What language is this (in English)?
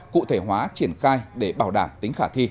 Vietnamese